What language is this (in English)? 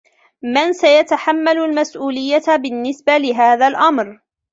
Arabic